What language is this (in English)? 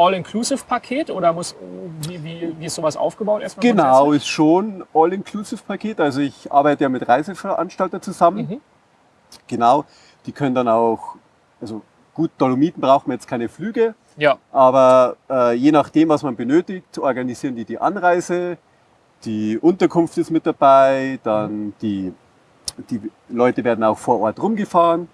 German